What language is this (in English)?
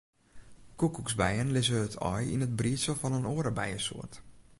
Western Frisian